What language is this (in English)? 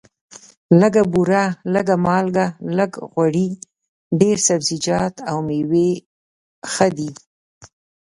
Pashto